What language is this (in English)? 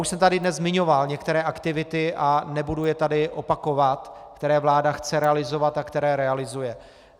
Czech